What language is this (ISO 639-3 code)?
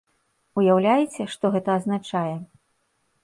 bel